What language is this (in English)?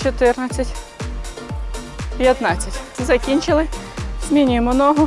Ukrainian